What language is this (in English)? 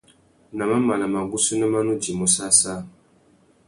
Tuki